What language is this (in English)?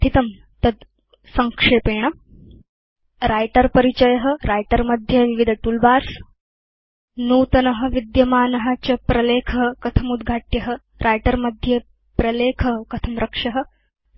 Sanskrit